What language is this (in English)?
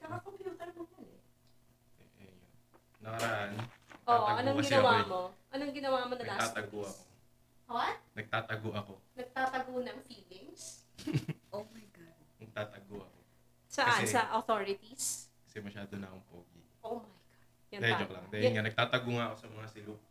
Filipino